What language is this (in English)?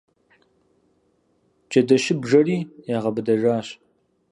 Kabardian